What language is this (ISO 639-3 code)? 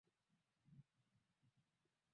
swa